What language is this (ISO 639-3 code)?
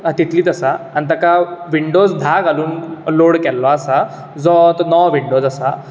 kok